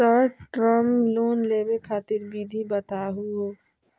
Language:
Magahi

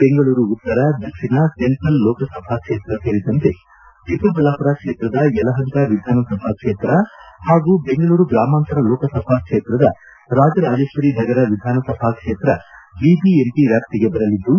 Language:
Kannada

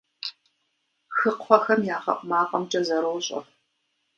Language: Kabardian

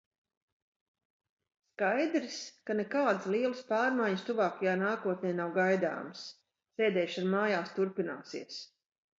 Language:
Latvian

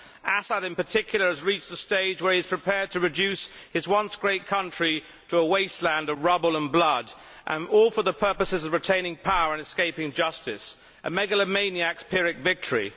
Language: English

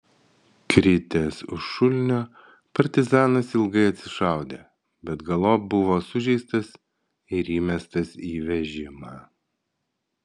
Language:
Lithuanian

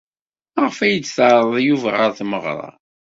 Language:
Kabyle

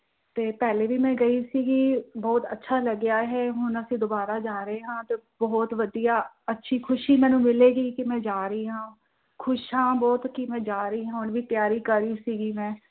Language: Punjabi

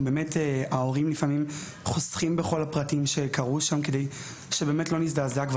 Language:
Hebrew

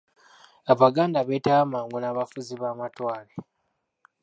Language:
Ganda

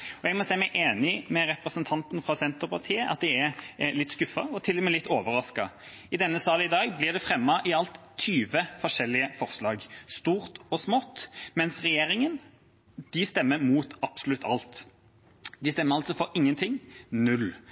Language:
Norwegian Bokmål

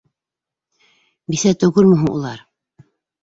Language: Bashkir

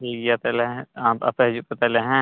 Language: Santali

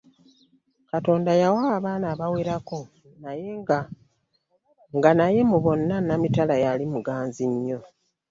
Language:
Ganda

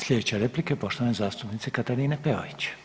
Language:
Croatian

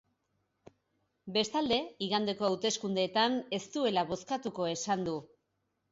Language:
Basque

